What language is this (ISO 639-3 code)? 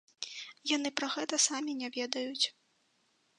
bel